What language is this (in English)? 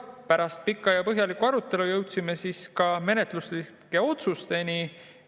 Estonian